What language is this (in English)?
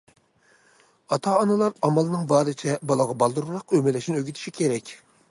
Uyghur